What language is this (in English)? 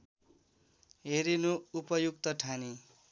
Nepali